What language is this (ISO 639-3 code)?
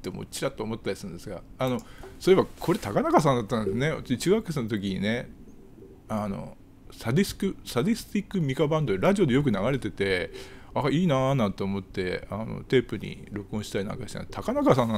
jpn